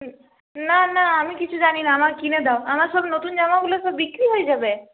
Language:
Bangla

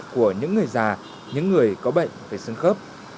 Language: Vietnamese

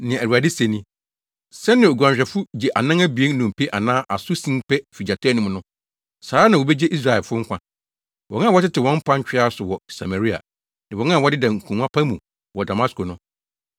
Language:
Akan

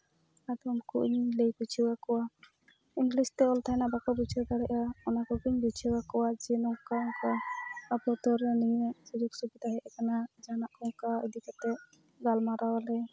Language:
Santali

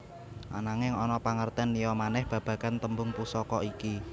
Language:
Javanese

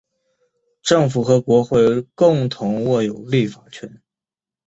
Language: Chinese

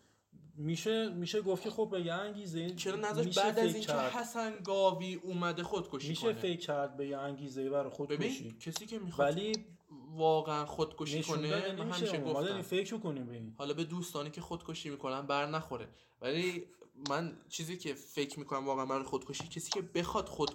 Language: Persian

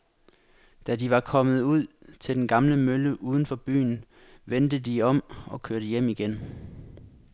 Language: Danish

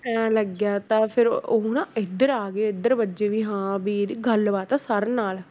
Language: Punjabi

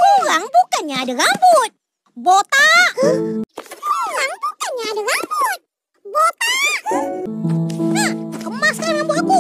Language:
Malay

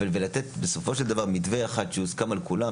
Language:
Hebrew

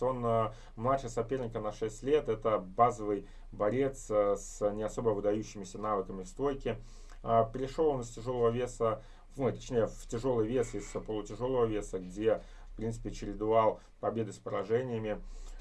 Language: Russian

